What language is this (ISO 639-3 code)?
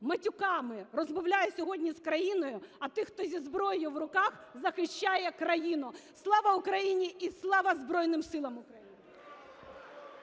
ukr